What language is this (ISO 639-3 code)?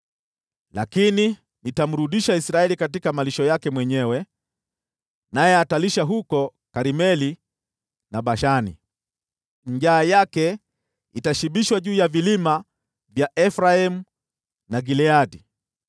swa